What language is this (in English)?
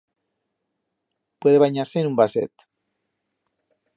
Aragonese